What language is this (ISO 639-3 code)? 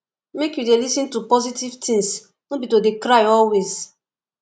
pcm